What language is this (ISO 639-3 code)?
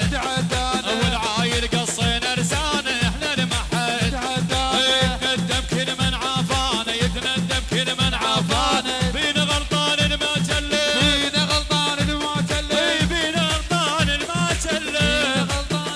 ara